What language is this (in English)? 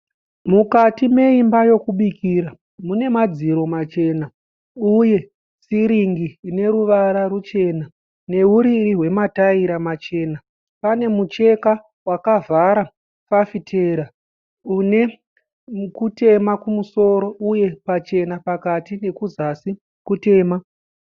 Shona